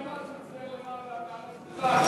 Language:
Hebrew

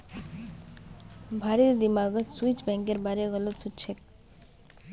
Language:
Magahi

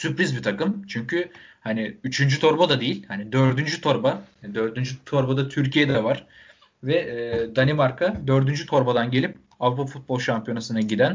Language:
Turkish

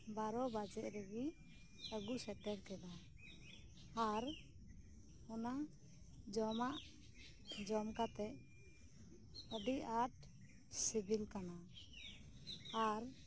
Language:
Santali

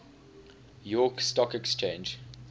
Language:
English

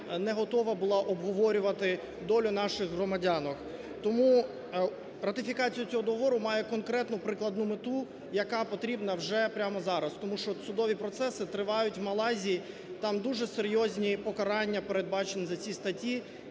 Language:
Ukrainian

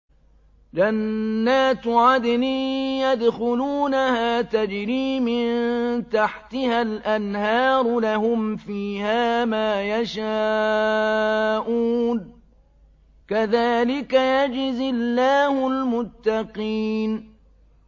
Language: Arabic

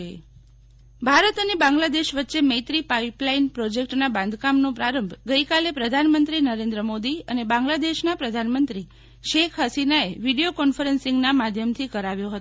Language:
Gujarati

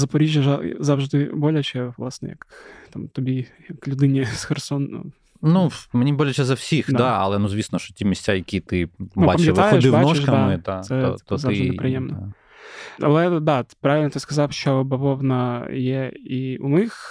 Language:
Ukrainian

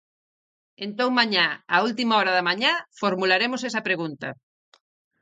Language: Galician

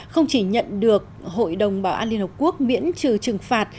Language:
Vietnamese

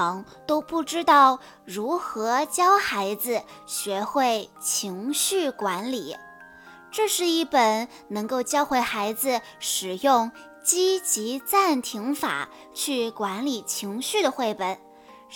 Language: Chinese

